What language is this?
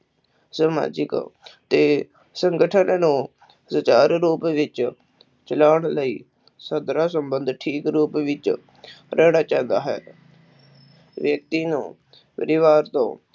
Punjabi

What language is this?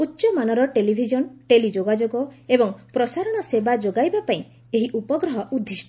Odia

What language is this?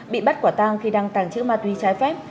Vietnamese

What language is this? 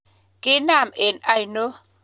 Kalenjin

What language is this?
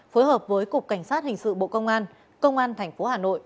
Vietnamese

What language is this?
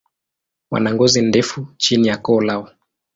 Swahili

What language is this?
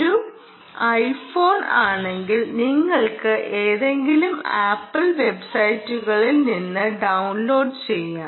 Malayalam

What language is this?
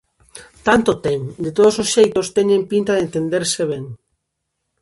Galician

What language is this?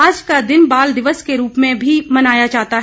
Hindi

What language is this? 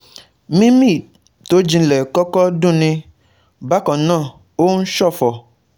Yoruba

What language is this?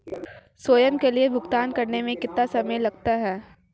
Hindi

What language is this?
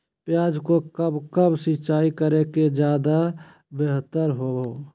Magahi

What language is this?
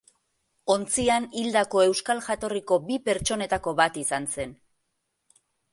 Basque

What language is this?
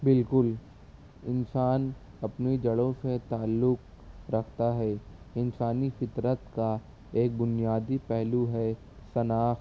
Urdu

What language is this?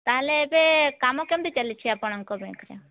Odia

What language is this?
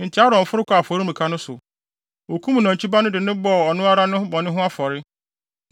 Akan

